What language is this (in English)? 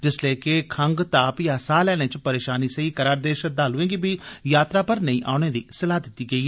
Dogri